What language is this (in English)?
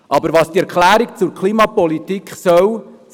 Swiss German